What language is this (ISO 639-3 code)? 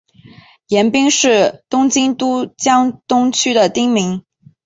zho